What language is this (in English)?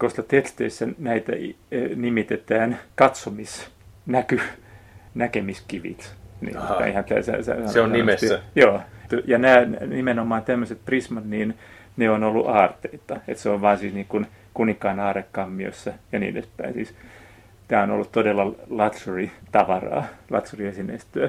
Finnish